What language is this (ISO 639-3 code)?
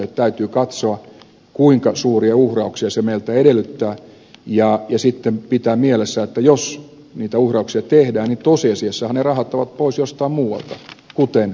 fin